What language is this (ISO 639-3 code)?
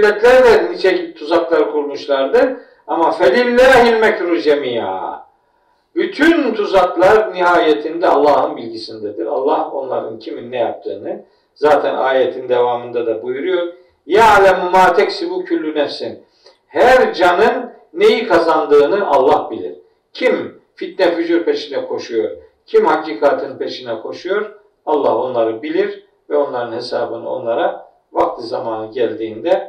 tur